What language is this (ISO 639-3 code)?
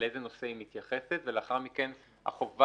heb